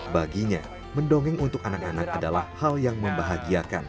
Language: Indonesian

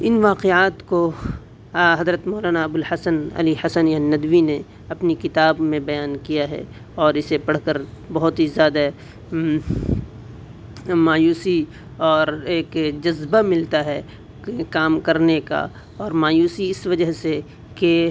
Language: Urdu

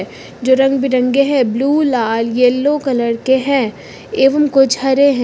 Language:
Hindi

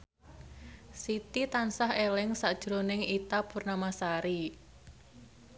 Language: Javanese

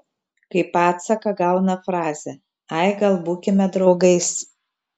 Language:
Lithuanian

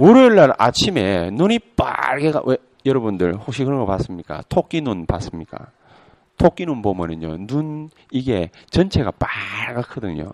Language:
Korean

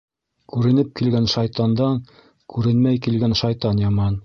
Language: Bashkir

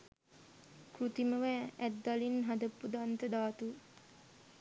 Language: Sinhala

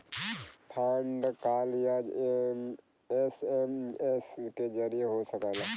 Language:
Bhojpuri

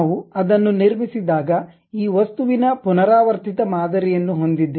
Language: Kannada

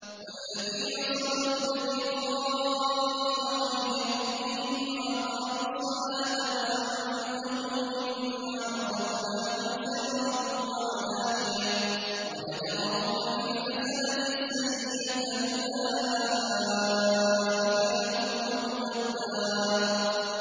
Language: Arabic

